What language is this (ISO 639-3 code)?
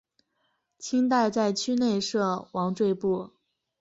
zho